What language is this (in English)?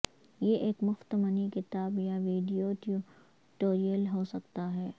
Urdu